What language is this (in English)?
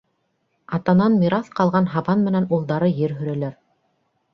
Bashkir